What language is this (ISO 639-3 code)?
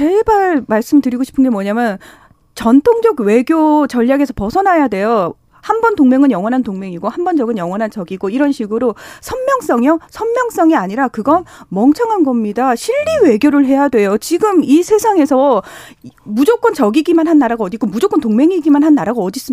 kor